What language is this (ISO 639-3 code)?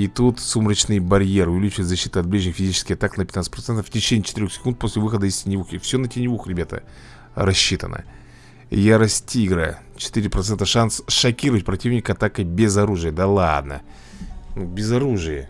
rus